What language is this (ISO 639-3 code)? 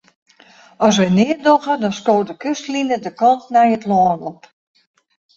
fry